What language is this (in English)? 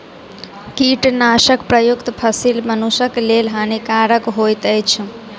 Maithili